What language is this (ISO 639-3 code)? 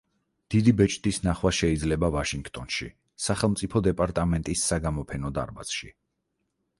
kat